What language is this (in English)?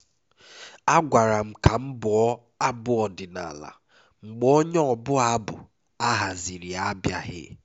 Igbo